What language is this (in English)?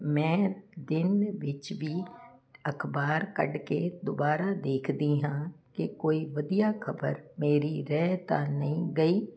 Punjabi